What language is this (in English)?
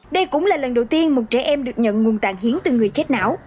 Vietnamese